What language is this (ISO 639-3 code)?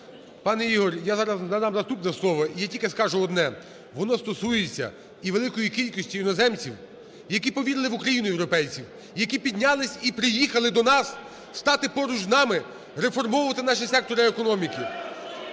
ukr